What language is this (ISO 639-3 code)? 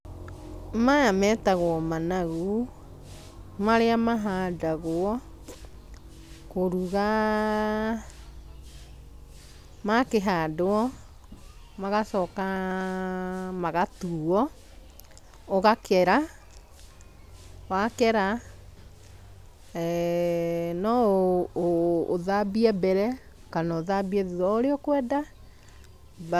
kik